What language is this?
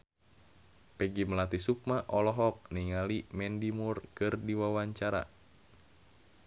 Sundanese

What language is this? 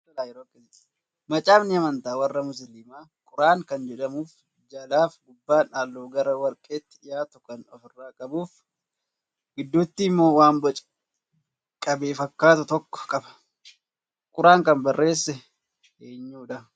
Oromo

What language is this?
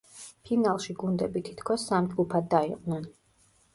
Georgian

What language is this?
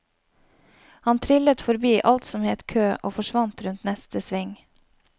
Norwegian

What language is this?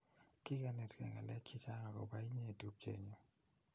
Kalenjin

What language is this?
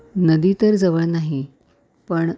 Marathi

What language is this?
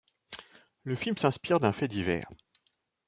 French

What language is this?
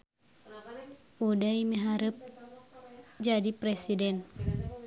Sundanese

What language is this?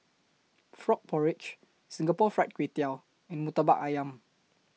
English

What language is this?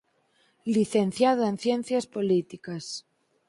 Galician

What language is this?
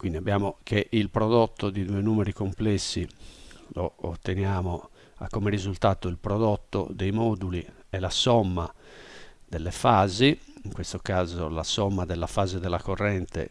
Italian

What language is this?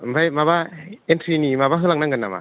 Bodo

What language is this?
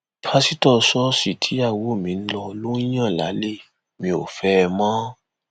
Yoruba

